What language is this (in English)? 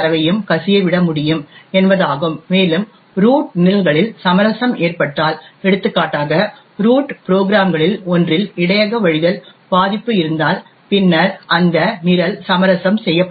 Tamil